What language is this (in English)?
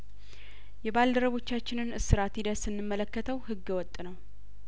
Amharic